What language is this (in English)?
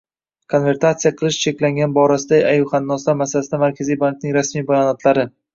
Uzbek